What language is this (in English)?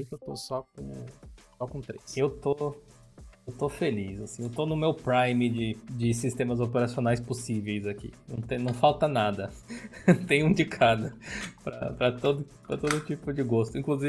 Portuguese